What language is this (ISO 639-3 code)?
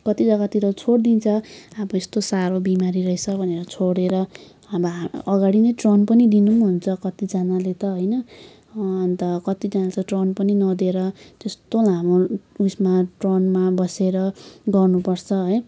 nep